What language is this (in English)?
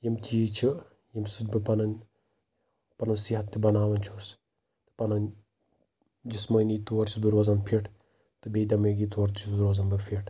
Kashmiri